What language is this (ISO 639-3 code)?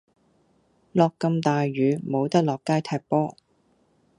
yue